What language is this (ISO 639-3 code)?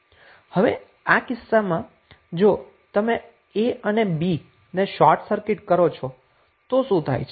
guj